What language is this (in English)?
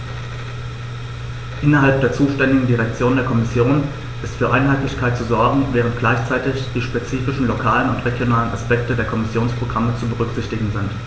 German